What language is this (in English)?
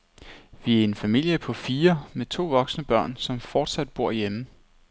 Danish